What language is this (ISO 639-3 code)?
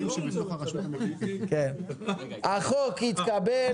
heb